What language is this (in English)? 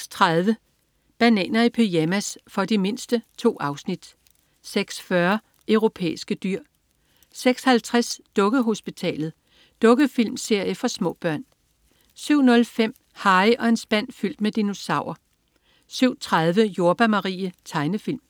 Danish